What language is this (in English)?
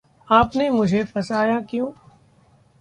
Hindi